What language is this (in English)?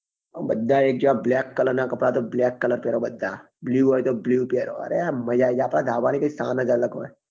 Gujarati